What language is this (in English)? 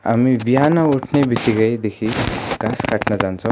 Nepali